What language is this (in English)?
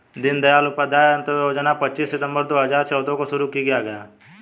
Hindi